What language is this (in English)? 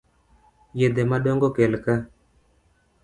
Luo (Kenya and Tanzania)